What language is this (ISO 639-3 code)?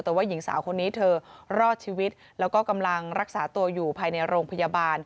tha